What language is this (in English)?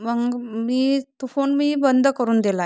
Marathi